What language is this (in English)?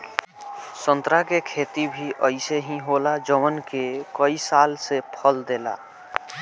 Bhojpuri